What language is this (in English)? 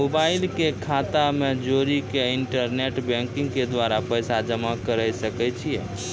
Maithili